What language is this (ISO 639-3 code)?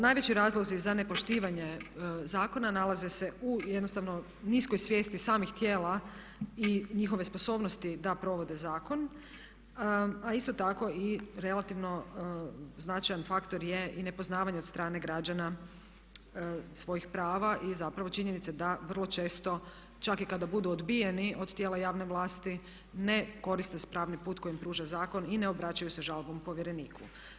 hrv